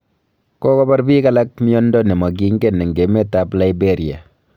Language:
Kalenjin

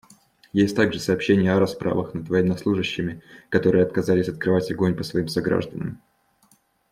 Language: Russian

